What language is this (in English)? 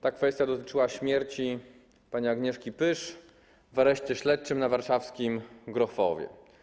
Polish